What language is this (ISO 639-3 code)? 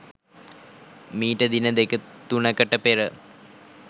sin